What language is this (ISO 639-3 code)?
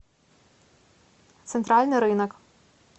rus